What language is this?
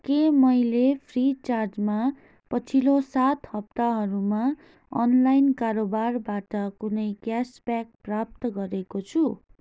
Nepali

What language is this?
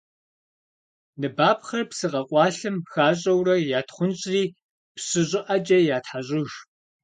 Kabardian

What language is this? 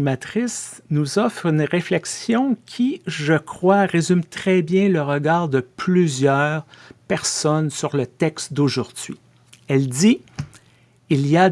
French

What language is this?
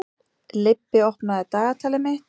Icelandic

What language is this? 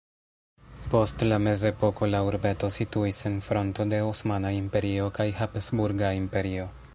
Esperanto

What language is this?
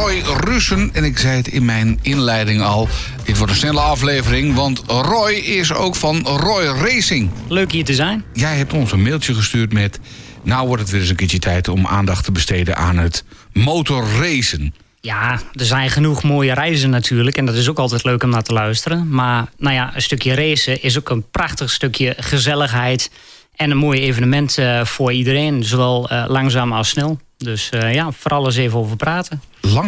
Dutch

